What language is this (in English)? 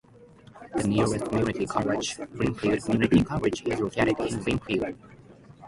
English